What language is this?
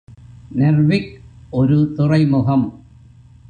Tamil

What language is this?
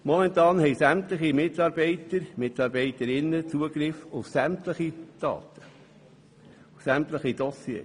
Swiss German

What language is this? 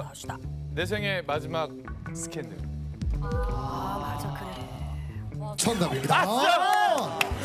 Korean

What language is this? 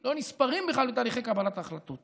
Hebrew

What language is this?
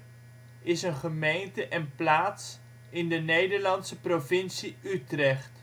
Dutch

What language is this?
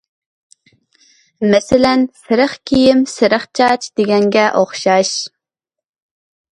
Uyghur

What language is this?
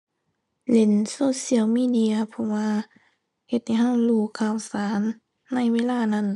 Thai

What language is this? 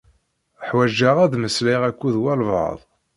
Kabyle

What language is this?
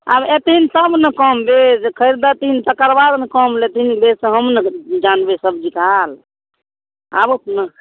Maithili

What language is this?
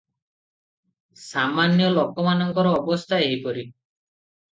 Odia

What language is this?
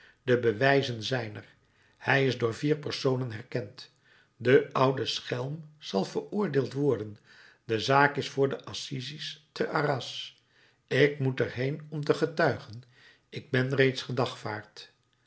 Dutch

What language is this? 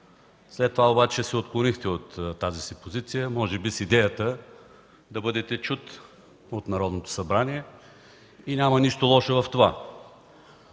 Bulgarian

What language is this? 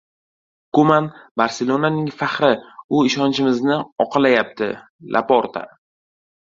Uzbek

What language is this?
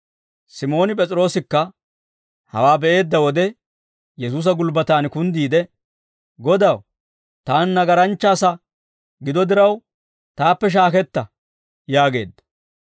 Dawro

